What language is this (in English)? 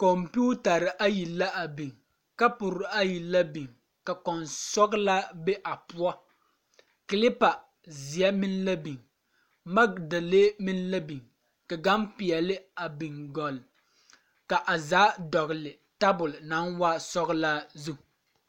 Southern Dagaare